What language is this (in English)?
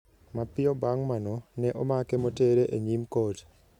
Luo (Kenya and Tanzania)